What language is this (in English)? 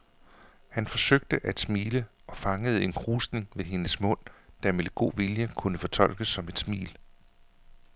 Danish